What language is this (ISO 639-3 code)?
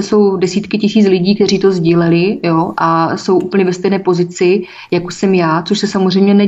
ces